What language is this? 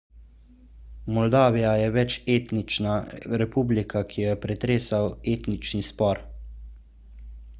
Slovenian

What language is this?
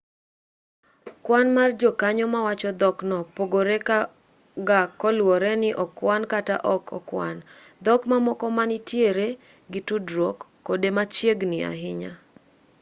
Luo (Kenya and Tanzania)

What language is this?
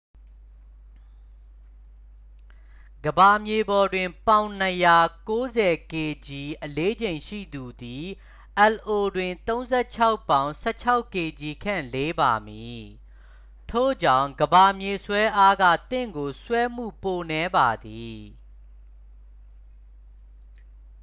Burmese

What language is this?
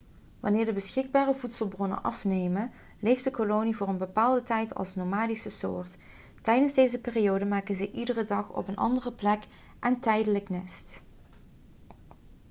Dutch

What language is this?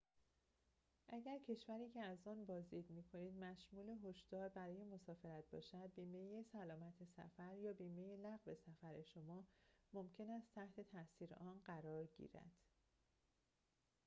Persian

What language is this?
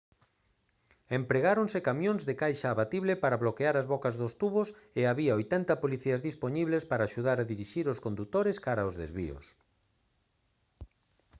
Galician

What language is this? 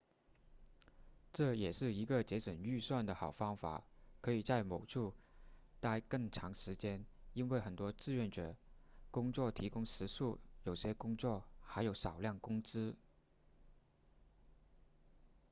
Chinese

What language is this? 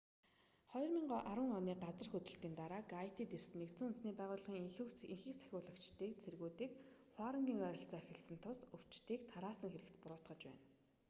Mongolian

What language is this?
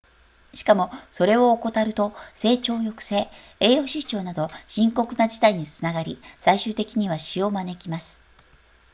Japanese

